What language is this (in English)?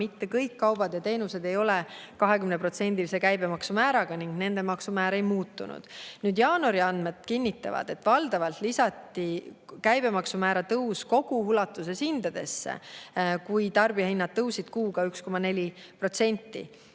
Estonian